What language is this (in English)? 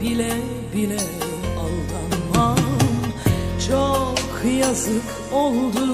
Turkish